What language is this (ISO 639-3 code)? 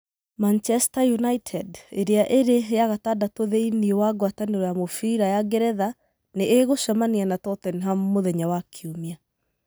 kik